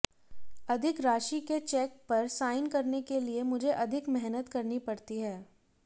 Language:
Hindi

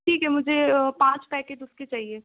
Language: Urdu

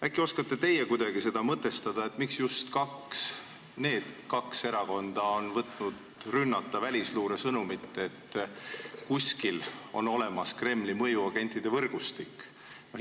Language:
Estonian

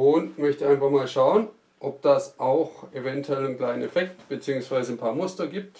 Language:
German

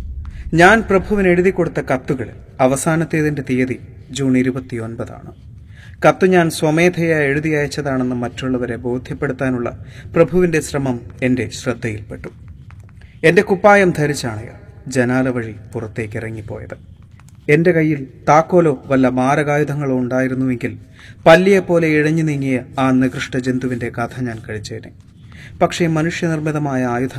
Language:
Malayalam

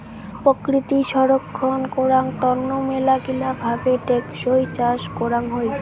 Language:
Bangla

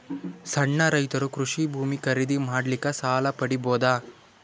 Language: Kannada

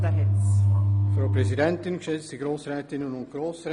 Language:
Swiss German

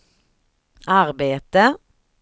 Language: Swedish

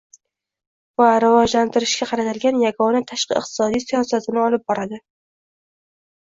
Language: Uzbek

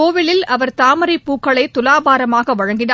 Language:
Tamil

